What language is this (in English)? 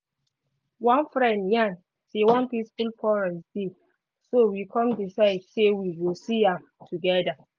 Nigerian Pidgin